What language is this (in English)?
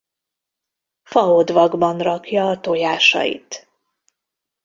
Hungarian